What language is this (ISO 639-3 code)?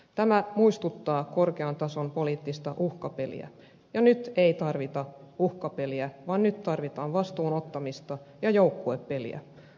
fin